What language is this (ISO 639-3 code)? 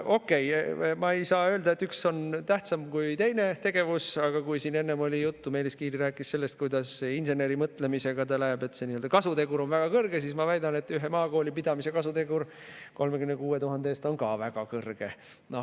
est